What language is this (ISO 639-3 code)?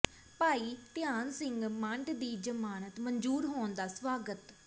pan